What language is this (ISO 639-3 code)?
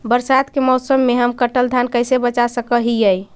mag